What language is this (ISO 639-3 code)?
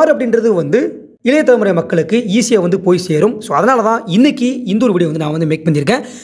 tam